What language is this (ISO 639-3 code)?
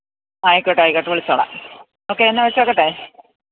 mal